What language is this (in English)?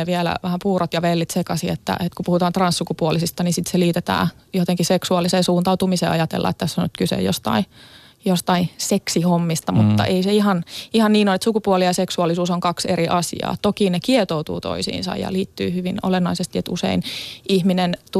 Finnish